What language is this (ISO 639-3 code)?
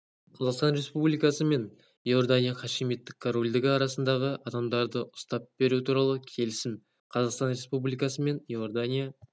kaz